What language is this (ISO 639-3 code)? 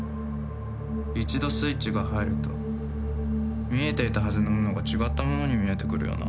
jpn